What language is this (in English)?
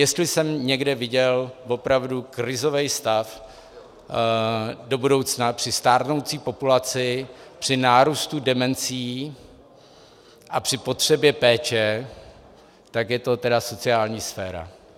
Czech